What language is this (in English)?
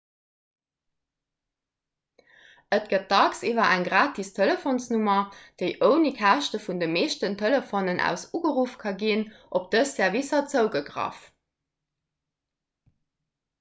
Luxembourgish